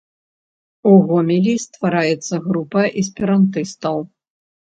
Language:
Belarusian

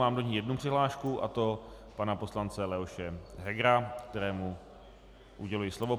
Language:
Czech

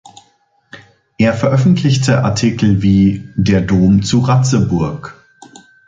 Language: German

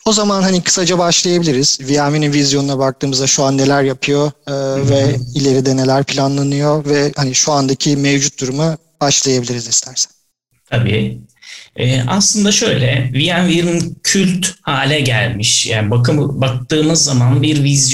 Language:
Turkish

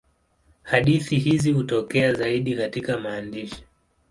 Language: Swahili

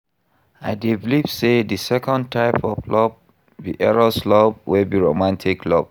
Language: Nigerian Pidgin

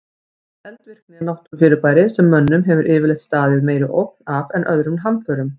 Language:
Icelandic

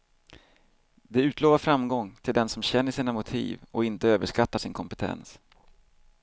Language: Swedish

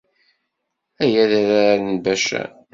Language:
Kabyle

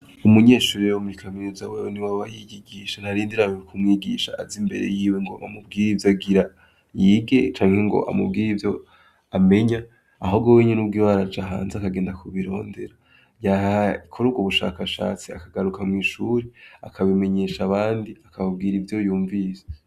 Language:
Rundi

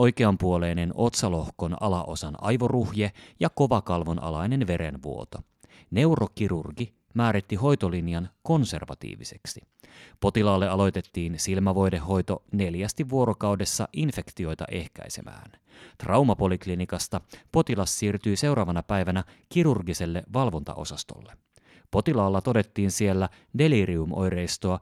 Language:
Finnish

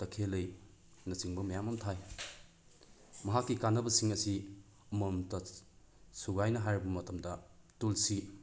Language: Manipuri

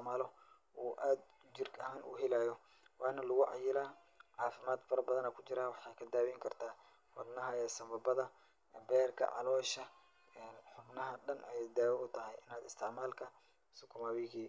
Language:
Somali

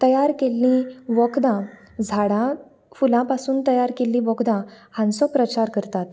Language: Konkani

